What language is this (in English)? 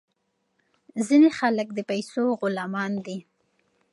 Pashto